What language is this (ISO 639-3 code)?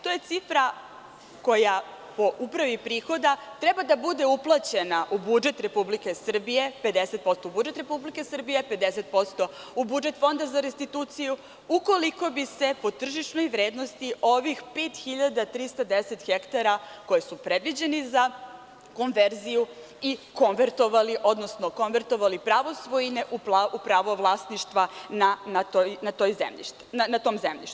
srp